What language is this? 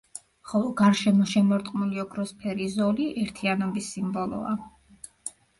Georgian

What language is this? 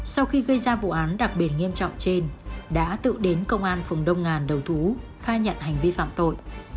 Vietnamese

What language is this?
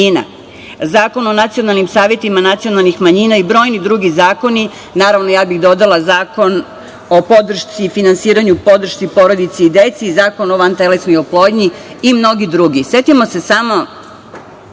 Serbian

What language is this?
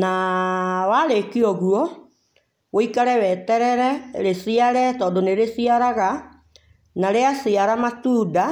Kikuyu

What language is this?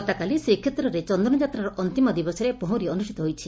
Odia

